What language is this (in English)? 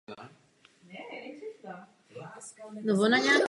Czech